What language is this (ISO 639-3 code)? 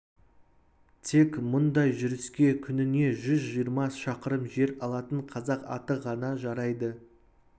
kaz